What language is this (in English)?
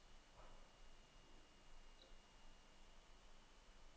Danish